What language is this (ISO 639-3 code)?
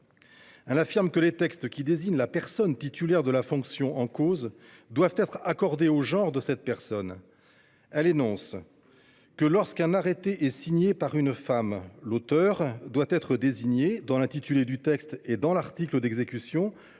fra